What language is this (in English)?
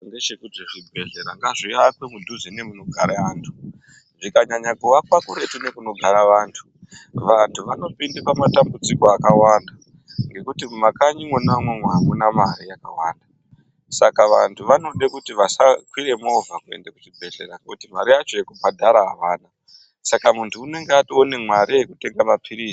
Ndau